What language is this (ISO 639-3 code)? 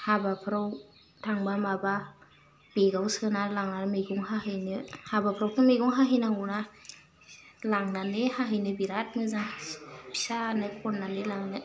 brx